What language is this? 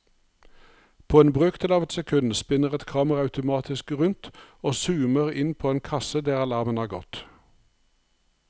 Norwegian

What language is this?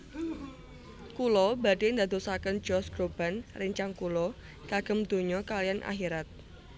Javanese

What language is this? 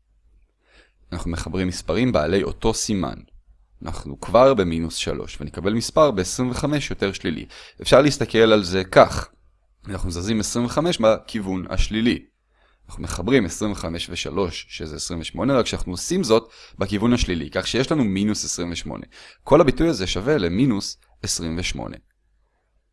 Hebrew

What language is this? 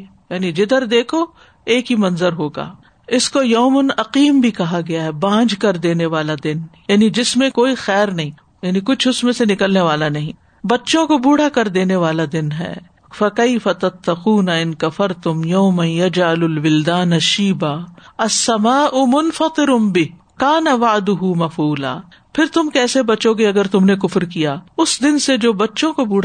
Urdu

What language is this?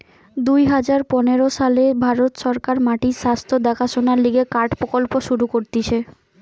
Bangla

